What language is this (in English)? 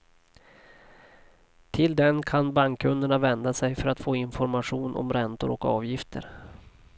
Swedish